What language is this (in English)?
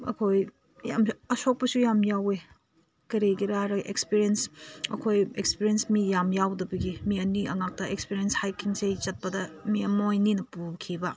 Manipuri